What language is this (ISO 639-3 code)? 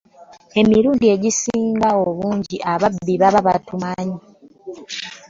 lug